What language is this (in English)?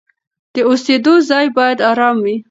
Pashto